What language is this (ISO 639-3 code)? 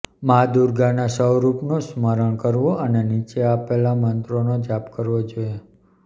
guj